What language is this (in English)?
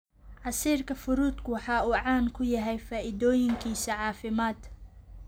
Somali